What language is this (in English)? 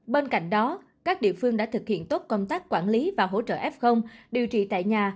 Vietnamese